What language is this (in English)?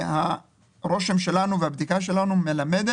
Hebrew